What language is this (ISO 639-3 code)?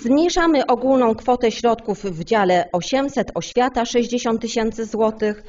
pol